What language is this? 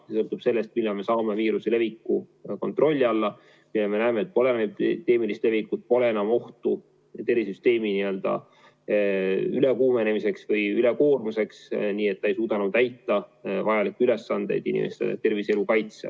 Estonian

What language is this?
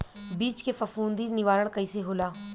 Bhojpuri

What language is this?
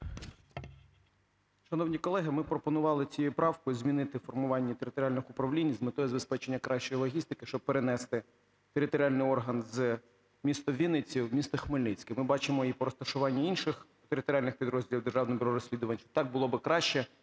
Ukrainian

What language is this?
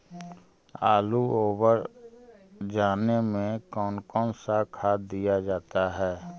Magahi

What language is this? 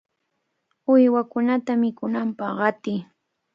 Cajatambo North Lima Quechua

